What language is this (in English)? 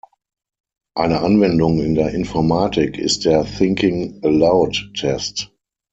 German